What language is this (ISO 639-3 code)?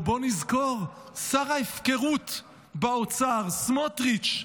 heb